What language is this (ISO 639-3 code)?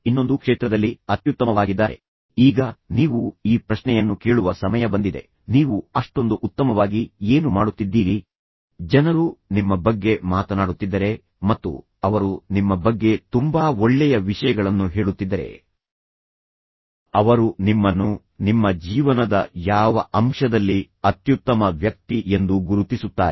kan